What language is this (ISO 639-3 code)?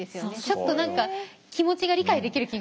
jpn